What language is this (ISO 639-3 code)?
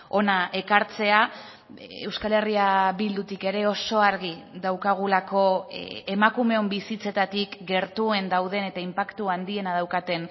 eus